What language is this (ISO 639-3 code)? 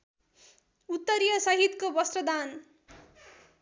nep